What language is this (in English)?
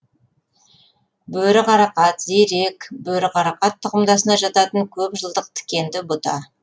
Kazakh